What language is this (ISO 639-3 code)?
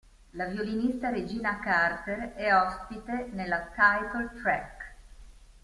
ita